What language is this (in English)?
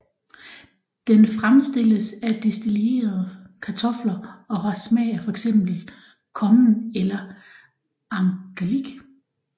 Danish